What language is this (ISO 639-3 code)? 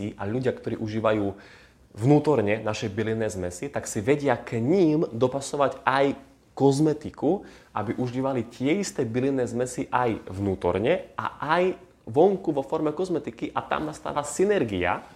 slk